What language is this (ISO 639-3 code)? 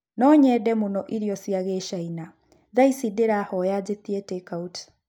kik